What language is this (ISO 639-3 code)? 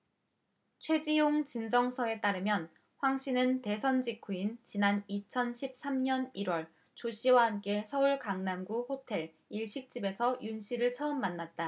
kor